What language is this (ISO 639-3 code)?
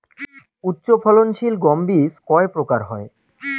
ben